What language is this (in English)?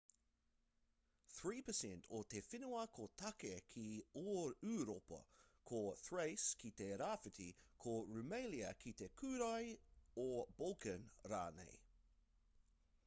Māori